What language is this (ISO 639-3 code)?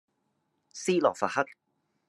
yue